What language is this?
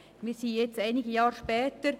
Swiss German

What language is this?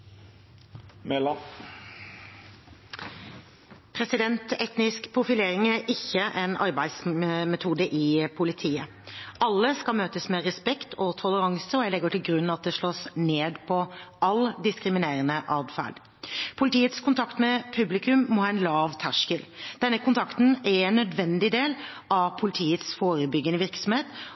Norwegian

